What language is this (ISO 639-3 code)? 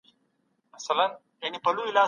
pus